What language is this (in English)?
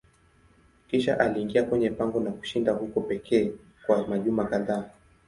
Swahili